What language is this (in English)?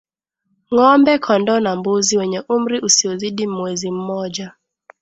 Swahili